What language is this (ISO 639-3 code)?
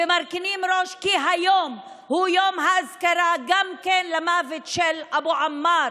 heb